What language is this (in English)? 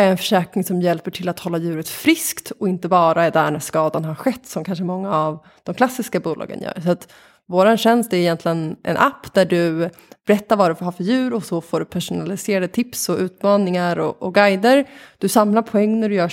Swedish